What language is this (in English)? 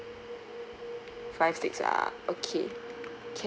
English